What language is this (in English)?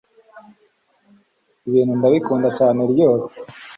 Kinyarwanda